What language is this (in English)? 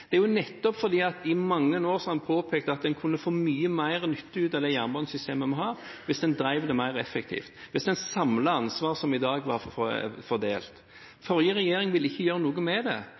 Norwegian Bokmål